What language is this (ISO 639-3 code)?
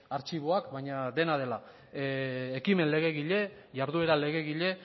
eus